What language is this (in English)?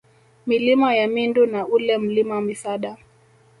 Swahili